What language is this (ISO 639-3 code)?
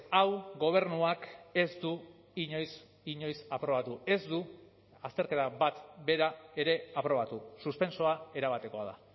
eus